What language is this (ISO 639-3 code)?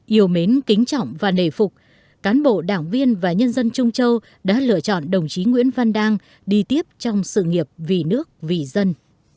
vie